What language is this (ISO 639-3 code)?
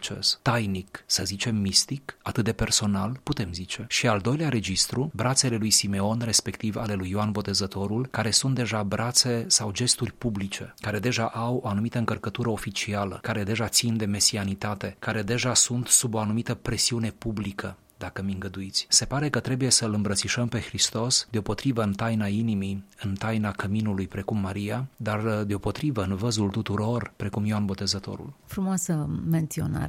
ron